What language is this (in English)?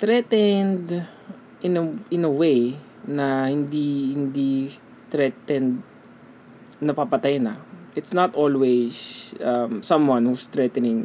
Filipino